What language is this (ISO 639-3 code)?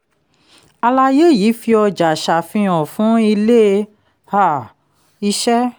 yor